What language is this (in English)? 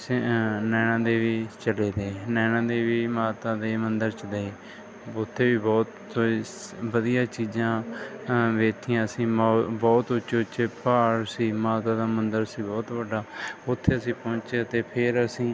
Punjabi